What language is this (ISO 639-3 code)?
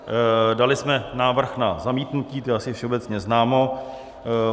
ces